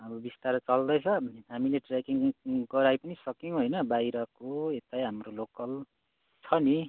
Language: Nepali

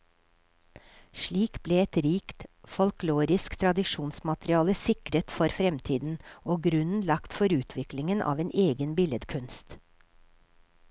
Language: Norwegian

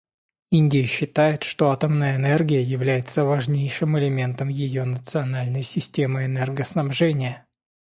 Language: Russian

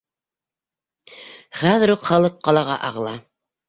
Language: Bashkir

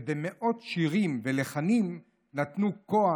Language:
Hebrew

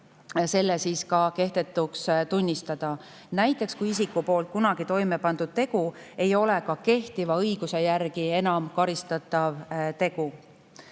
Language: Estonian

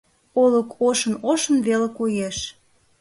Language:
Mari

